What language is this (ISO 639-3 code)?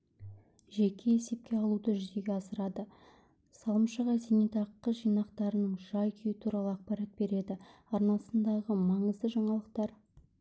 kaz